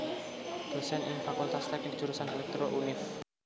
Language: Javanese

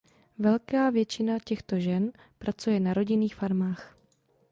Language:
Czech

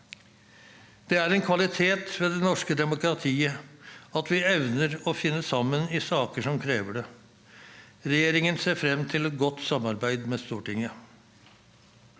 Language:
Norwegian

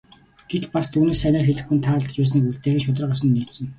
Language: Mongolian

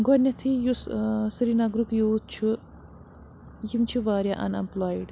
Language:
Kashmiri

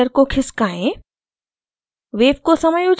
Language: Hindi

